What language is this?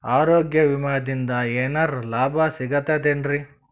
Kannada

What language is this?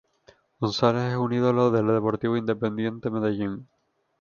Spanish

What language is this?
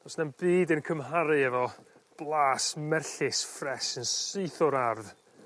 Welsh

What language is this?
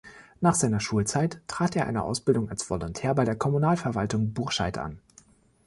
German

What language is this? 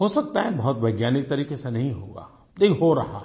Hindi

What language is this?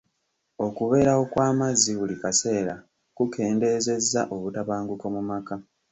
Ganda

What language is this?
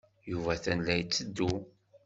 Kabyle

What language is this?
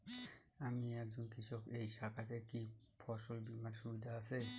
Bangla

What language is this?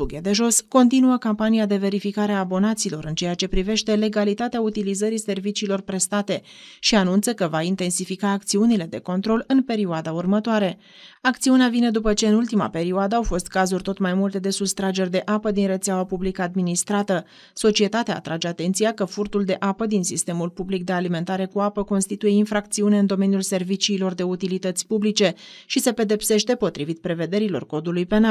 Romanian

